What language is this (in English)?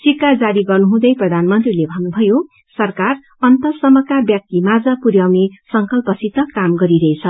Nepali